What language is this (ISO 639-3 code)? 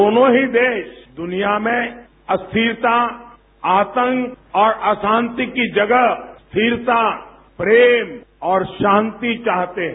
hin